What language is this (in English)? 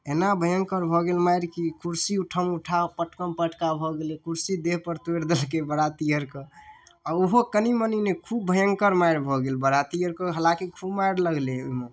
Maithili